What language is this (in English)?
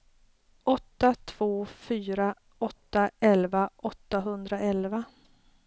Swedish